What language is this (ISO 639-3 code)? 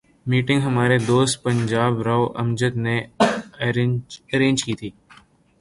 urd